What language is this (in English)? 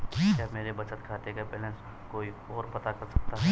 Hindi